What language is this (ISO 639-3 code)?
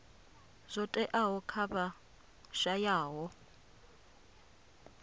ven